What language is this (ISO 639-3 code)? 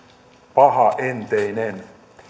fin